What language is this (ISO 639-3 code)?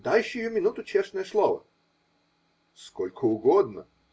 rus